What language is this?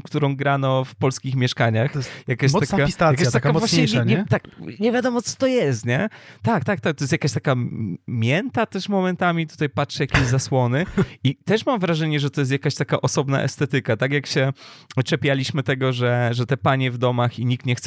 Polish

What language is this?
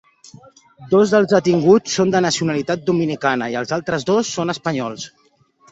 Catalan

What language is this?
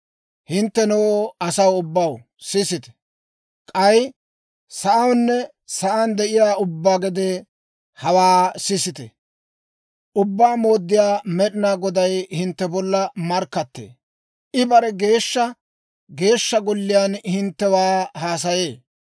Dawro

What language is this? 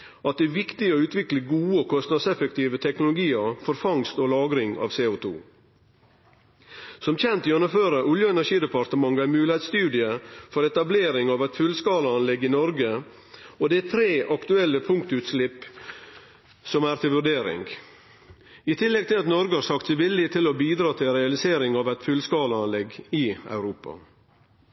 Norwegian Nynorsk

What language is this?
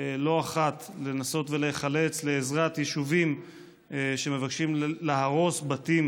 Hebrew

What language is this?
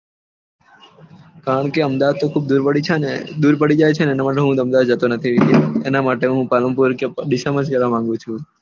Gujarati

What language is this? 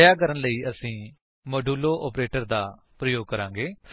Punjabi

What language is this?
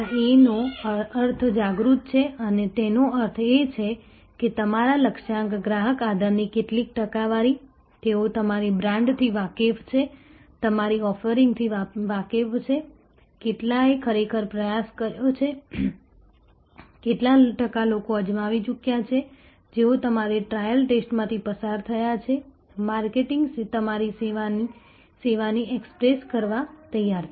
Gujarati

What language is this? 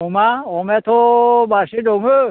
Bodo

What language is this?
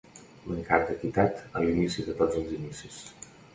Catalan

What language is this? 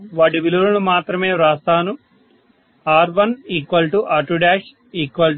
Telugu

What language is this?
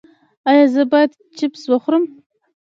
Pashto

